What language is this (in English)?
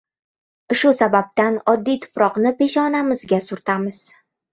Uzbek